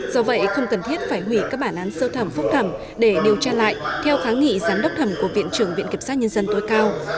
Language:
Vietnamese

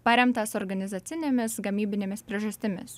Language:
Lithuanian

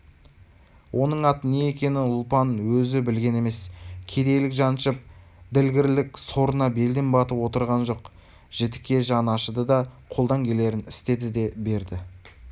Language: Kazakh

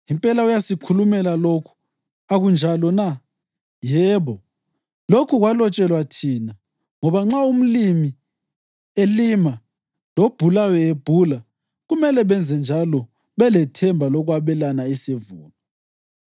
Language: North Ndebele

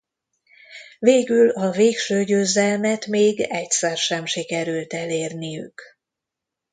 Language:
Hungarian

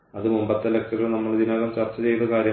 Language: Malayalam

